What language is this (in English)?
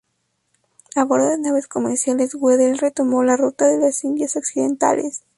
Spanish